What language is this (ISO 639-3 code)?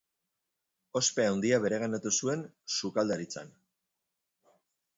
eus